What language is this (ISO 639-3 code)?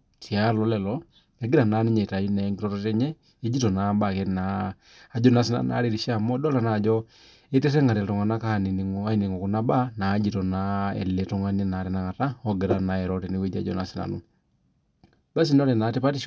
mas